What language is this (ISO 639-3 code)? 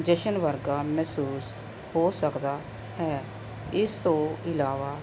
pan